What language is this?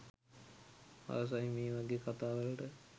Sinhala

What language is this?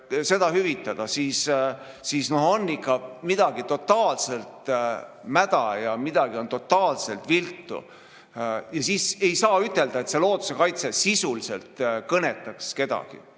Estonian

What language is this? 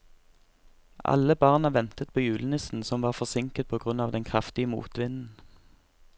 Norwegian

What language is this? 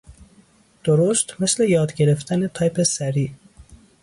Persian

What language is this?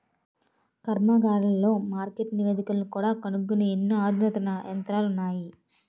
Telugu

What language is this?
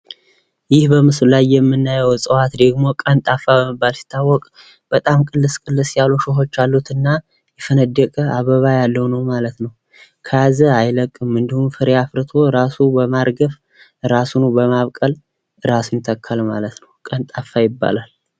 Amharic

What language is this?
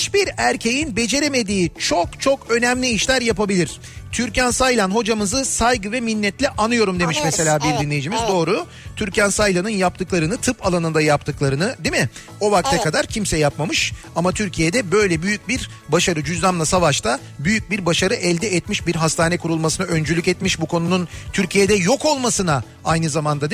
Turkish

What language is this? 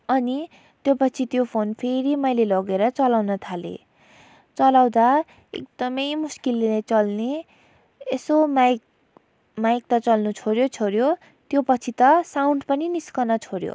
Nepali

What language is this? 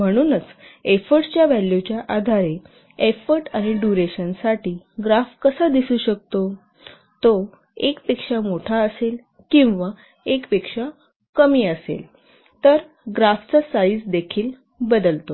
Marathi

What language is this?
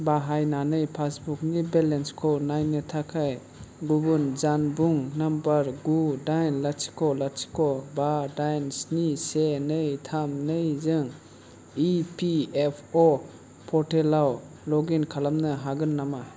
Bodo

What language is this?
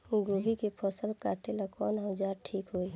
Bhojpuri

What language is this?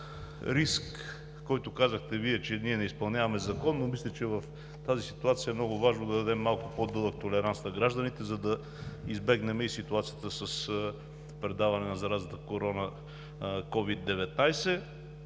Bulgarian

